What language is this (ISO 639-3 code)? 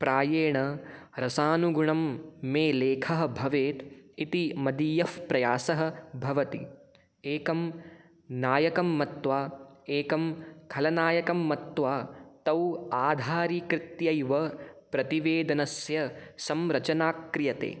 san